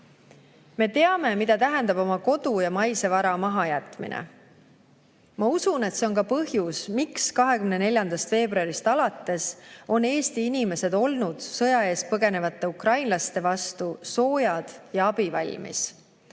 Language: Estonian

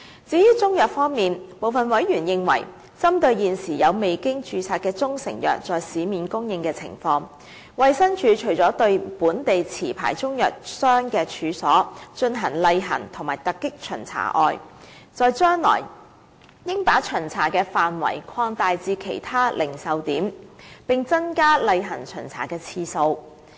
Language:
Cantonese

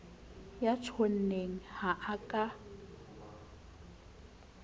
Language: Southern Sotho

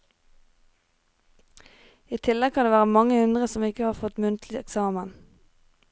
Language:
Norwegian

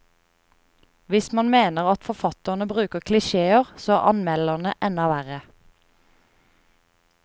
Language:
Norwegian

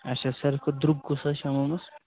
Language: Kashmiri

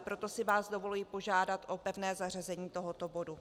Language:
Czech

